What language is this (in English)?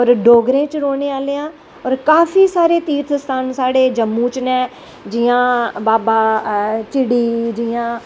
Dogri